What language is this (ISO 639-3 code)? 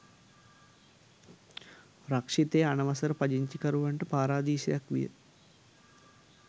sin